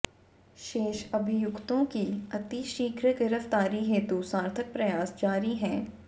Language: Hindi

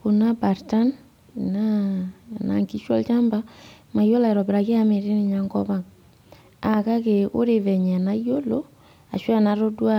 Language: Masai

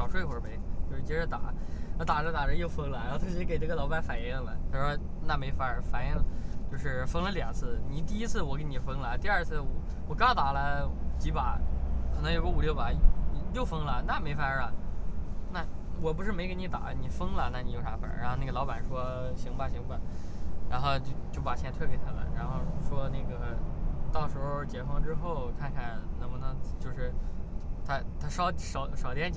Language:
Chinese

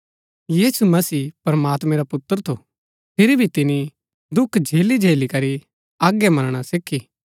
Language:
Gaddi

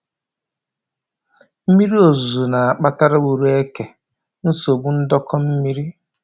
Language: Igbo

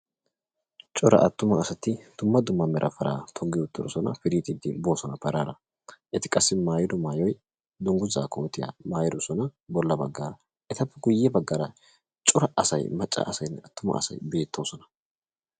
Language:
Wolaytta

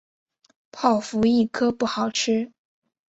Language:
Chinese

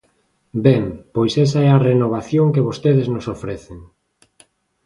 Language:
Galician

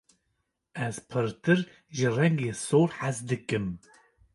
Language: Kurdish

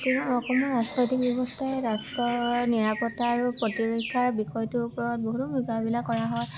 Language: Assamese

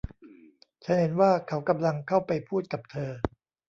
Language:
Thai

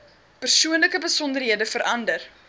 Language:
Afrikaans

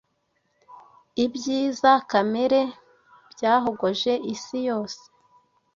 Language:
Kinyarwanda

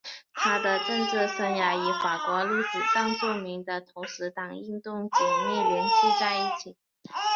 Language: Chinese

